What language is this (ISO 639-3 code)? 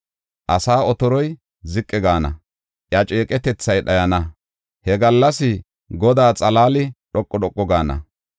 gof